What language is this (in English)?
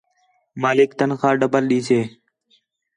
Khetrani